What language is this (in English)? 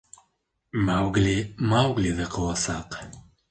Bashkir